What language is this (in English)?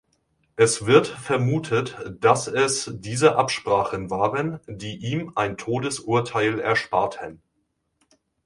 German